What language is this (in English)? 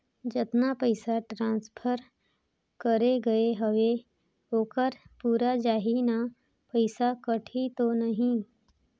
Chhattisgarhi